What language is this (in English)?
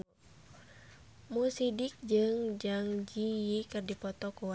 Sundanese